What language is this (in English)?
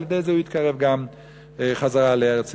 Hebrew